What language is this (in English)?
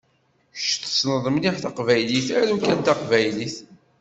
Kabyle